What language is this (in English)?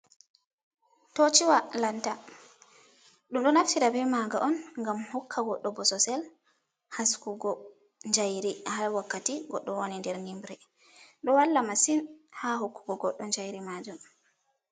Fula